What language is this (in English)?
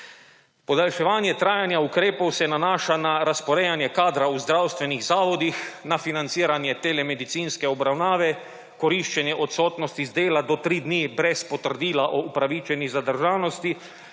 Slovenian